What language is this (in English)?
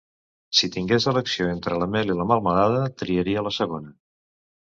Catalan